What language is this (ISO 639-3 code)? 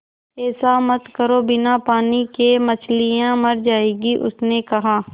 hin